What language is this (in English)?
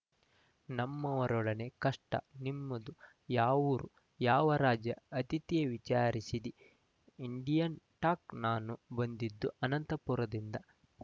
Kannada